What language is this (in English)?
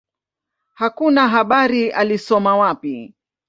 Swahili